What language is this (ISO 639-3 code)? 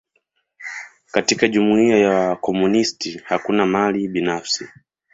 swa